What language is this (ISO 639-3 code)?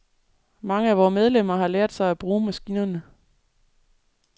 dan